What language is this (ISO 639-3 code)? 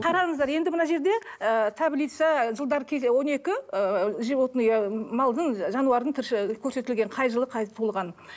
kaz